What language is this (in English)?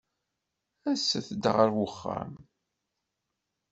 Kabyle